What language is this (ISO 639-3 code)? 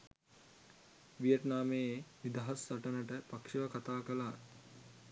sin